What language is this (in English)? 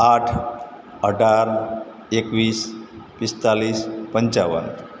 Gujarati